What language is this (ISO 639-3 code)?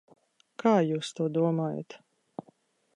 lav